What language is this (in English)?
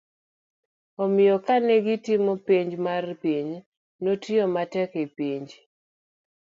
Luo (Kenya and Tanzania)